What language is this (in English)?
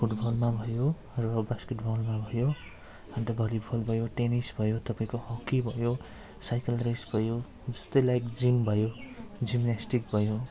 Nepali